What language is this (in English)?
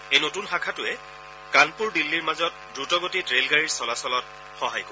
Assamese